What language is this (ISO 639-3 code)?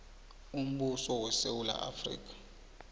nbl